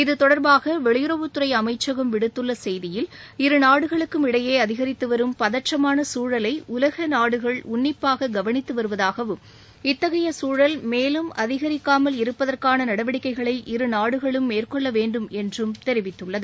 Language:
Tamil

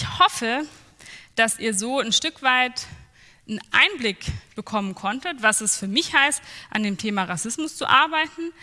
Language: German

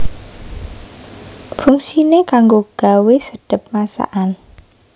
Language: Javanese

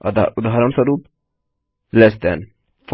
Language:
Hindi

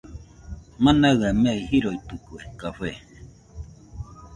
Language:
Nüpode Huitoto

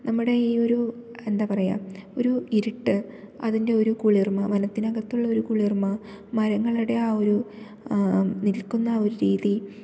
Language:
Malayalam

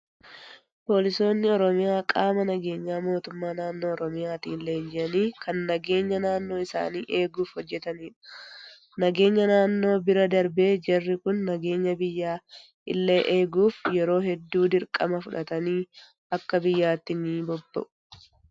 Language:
Oromo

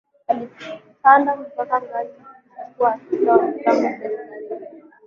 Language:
Swahili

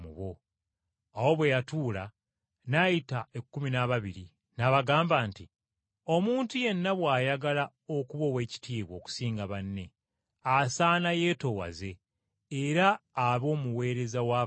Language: Ganda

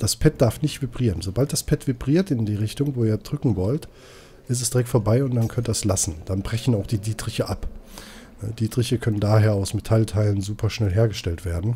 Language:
German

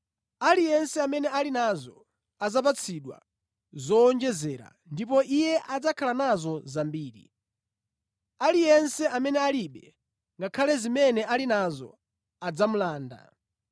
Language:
Nyanja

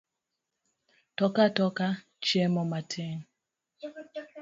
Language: Luo (Kenya and Tanzania)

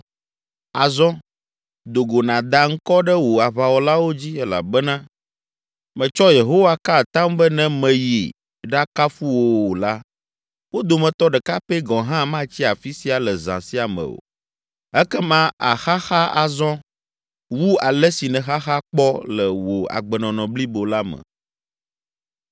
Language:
Ewe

